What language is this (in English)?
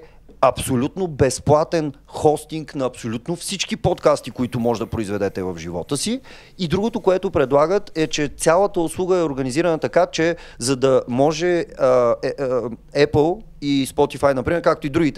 Bulgarian